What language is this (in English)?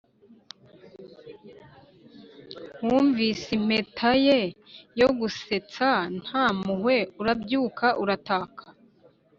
Kinyarwanda